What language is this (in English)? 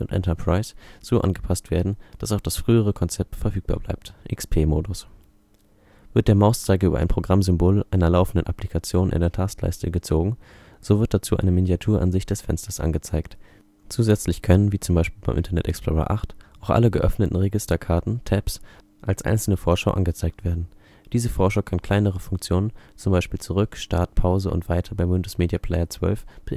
German